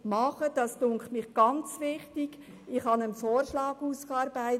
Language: Swiss German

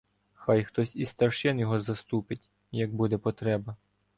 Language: Ukrainian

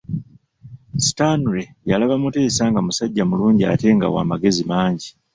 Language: Ganda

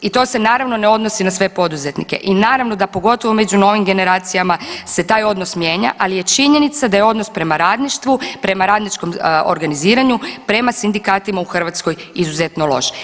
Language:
Croatian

